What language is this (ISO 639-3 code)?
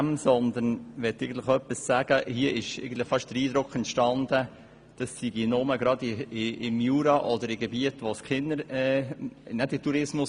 gsw